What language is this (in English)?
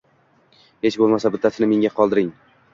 Uzbek